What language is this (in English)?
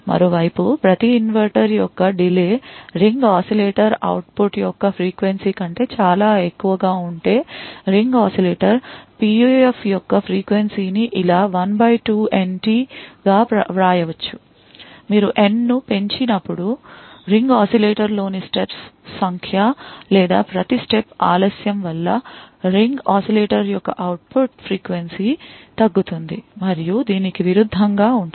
Telugu